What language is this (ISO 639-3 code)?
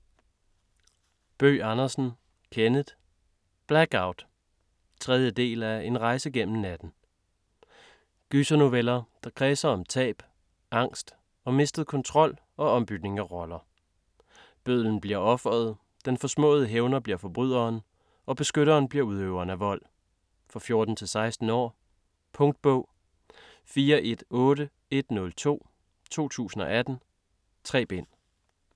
dan